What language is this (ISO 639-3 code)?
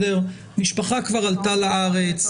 heb